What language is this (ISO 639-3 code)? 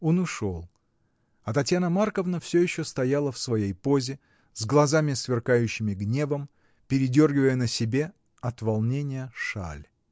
rus